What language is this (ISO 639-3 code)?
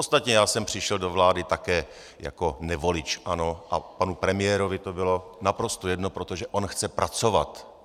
ces